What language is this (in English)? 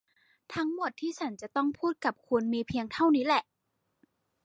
Thai